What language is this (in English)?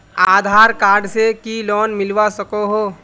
Magahi